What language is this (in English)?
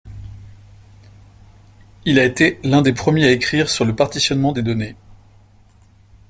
French